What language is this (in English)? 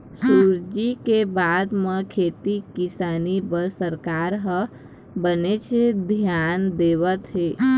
Chhattisgarhi